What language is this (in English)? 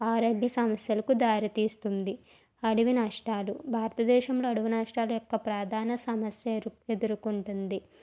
Telugu